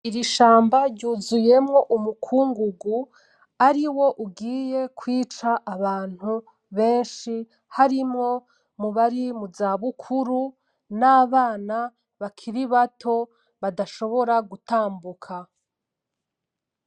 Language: Rundi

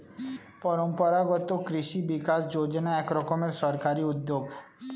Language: Bangla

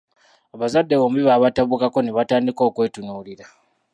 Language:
Ganda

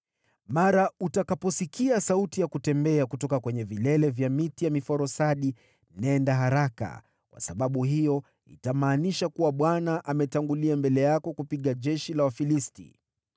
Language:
Swahili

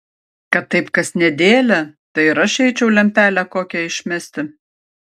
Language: Lithuanian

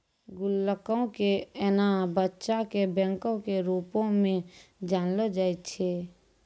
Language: Maithili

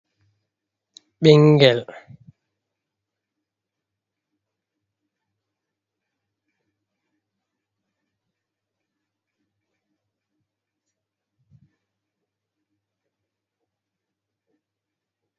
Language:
Fula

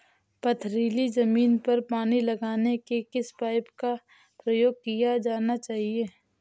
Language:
Hindi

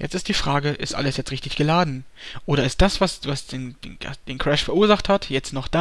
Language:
German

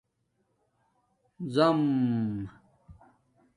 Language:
Domaaki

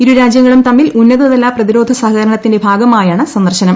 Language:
Malayalam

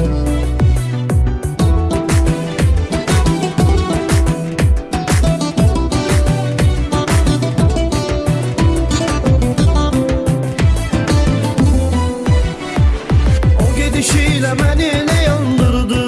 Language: Azerbaijani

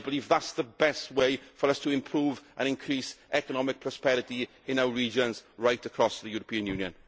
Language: English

